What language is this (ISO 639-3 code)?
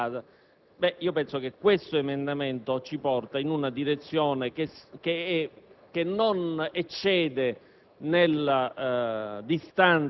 ita